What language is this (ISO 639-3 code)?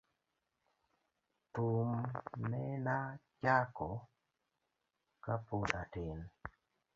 luo